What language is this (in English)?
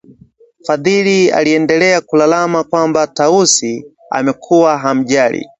Swahili